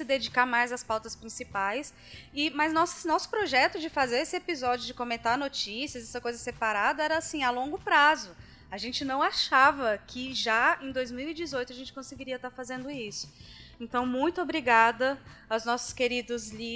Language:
Portuguese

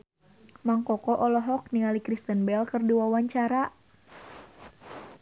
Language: Sundanese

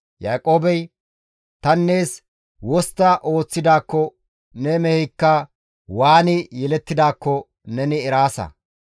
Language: Gamo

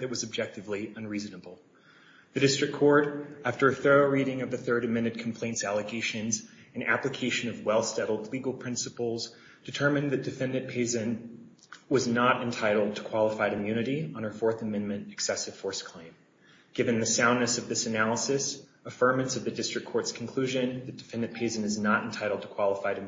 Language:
English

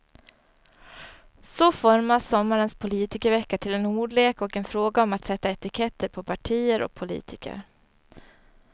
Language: Swedish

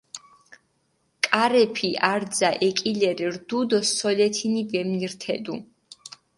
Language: Mingrelian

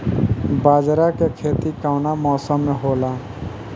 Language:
Bhojpuri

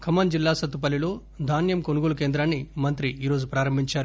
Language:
Telugu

